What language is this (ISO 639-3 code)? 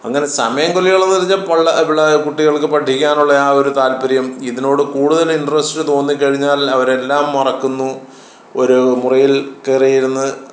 mal